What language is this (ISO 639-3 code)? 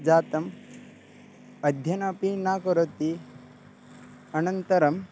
san